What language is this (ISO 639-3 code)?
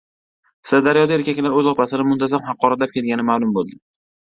uzb